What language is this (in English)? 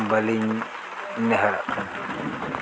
Santali